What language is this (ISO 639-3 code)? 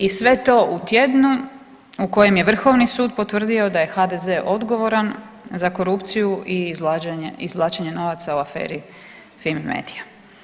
hrv